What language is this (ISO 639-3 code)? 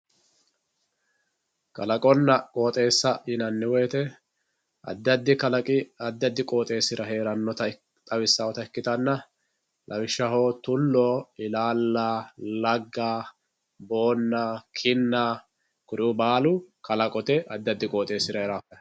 sid